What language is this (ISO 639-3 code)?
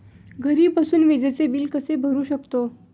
mar